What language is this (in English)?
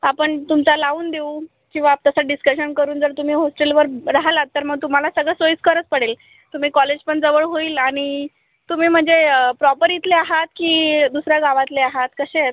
Marathi